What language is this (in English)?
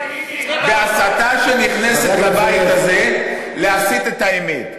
Hebrew